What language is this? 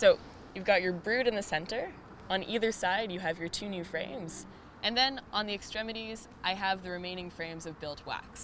English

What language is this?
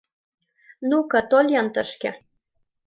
Mari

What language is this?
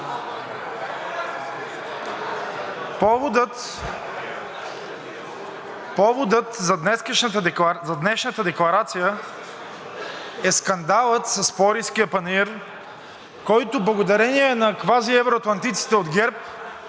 Bulgarian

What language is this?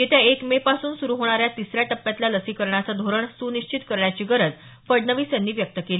Marathi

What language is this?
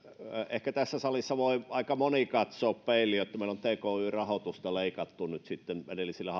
Finnish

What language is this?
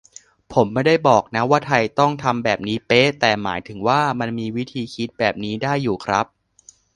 Thai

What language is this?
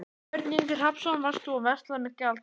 Icelandic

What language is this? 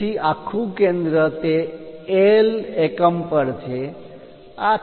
Gujarati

